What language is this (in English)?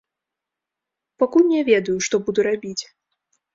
Belarusian